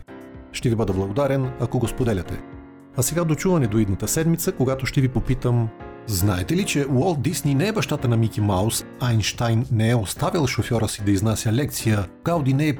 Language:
Bulgarian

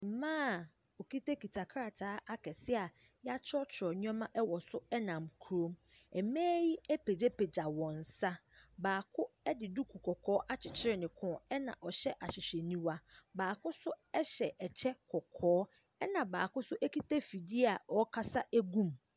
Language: Akan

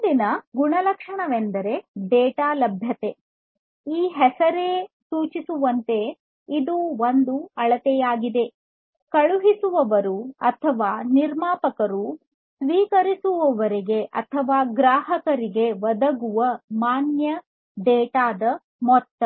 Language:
Kannada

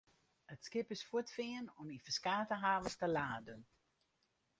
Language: Western Frisian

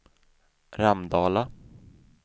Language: Swedish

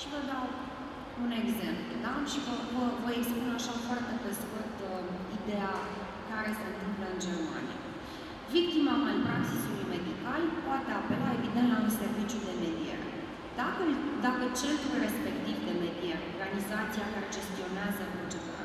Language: Romanian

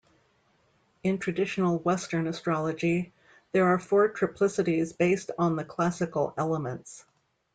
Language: English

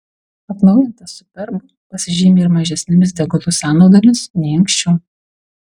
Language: Lithuanian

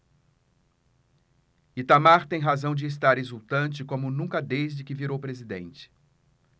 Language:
Portuguese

